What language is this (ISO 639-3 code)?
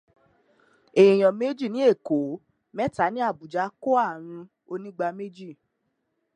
yor